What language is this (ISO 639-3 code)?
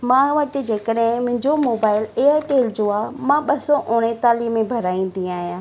snd